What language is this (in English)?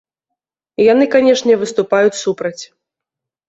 Belarusian